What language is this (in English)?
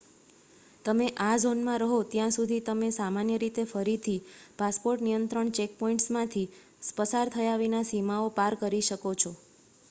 Gujarati